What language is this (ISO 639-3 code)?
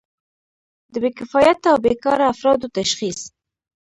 pus